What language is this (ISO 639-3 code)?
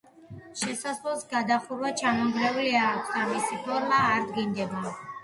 kat